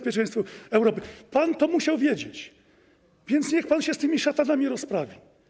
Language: Polish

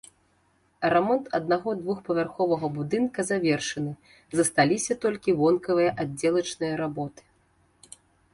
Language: Belarusian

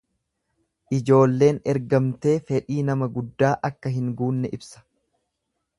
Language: Oromo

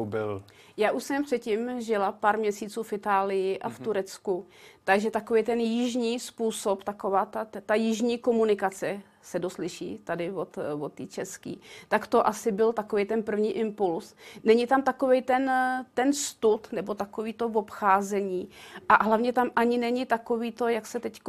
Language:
Czech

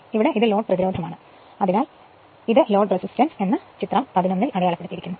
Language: Malayalam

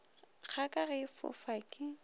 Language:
Northern Sotho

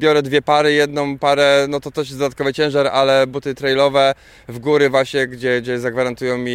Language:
Polish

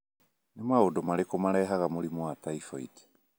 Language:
Kikuyu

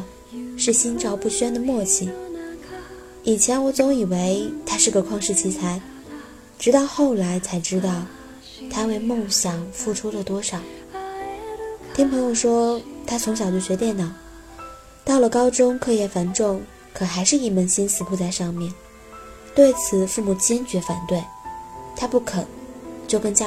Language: Chinese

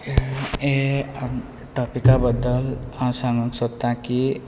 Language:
Konkani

